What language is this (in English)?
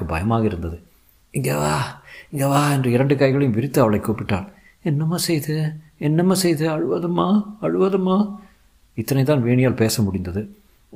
Tamil